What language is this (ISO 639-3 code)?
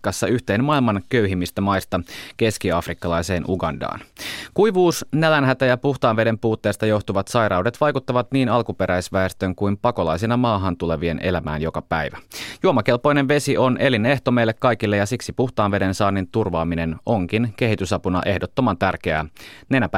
fin